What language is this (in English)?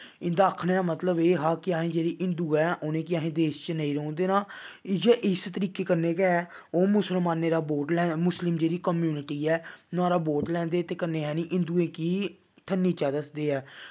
Dogri